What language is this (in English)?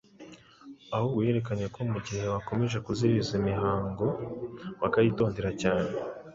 Kinyarwanda